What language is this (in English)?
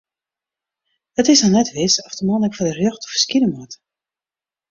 Western Frisian